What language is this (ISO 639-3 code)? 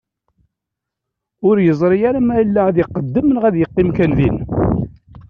kab